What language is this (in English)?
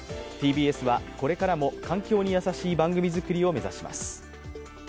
Japanese